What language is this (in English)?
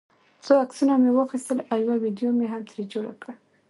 Pashto